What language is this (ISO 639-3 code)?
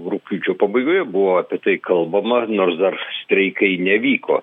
lit